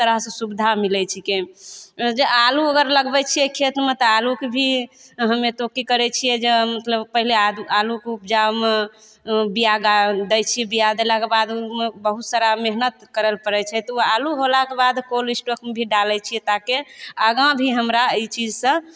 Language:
Maithili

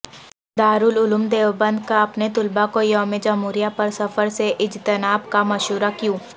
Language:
Urdu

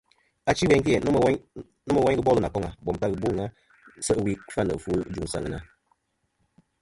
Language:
Kom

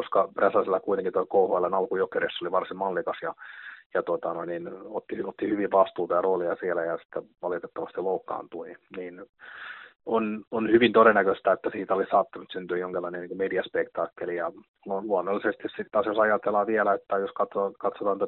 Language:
Finnish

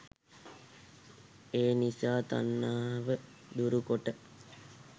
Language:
Sinhala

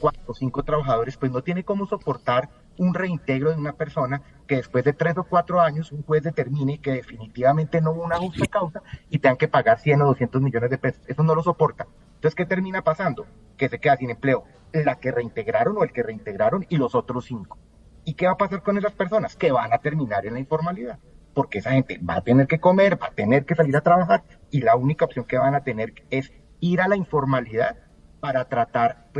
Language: Spanish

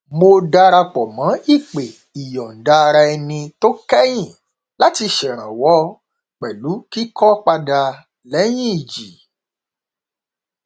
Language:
Yoruba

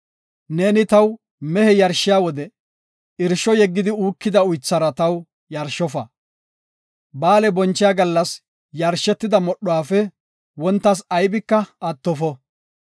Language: Gofa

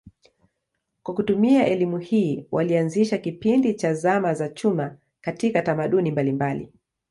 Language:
Swahili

